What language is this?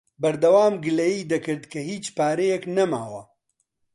Central Kurdish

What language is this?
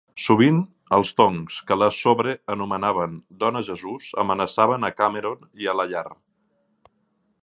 Catalan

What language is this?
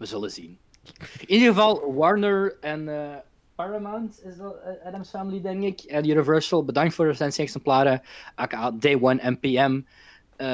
Dutch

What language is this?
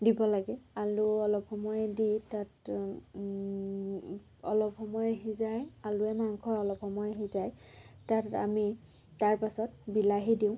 Assamese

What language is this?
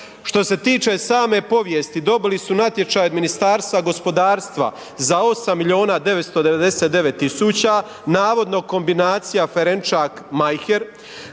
Croatian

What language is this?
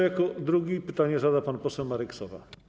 Polish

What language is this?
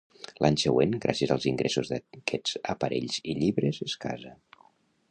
Catalan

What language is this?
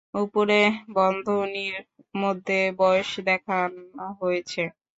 Bangla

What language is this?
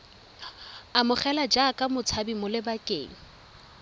Tswana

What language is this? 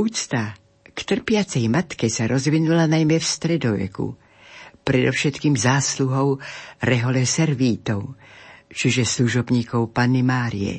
Slovak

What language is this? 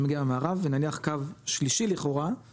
Hebrew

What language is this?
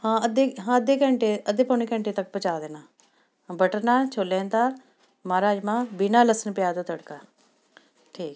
Punjabi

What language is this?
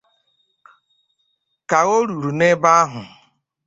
Igbo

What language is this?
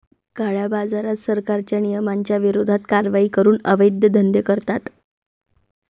Marathi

